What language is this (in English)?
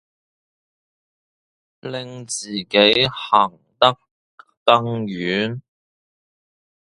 Cantonese